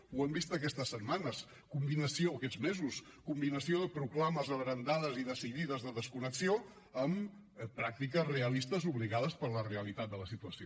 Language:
Catalan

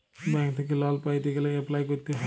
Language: Bangla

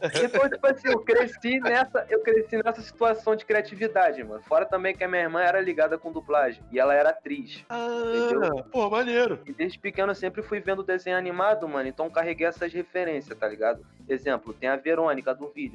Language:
Portuguese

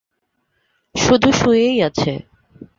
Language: Bangla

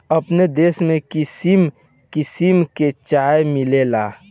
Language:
Bhojpuri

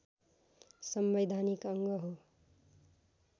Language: Nepali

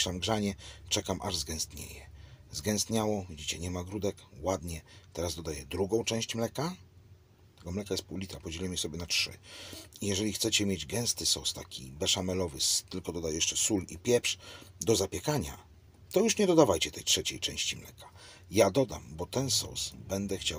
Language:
Polish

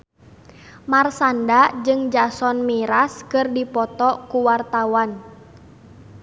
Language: Sundanese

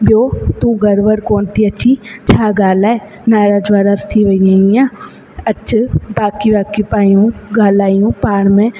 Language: Sindhi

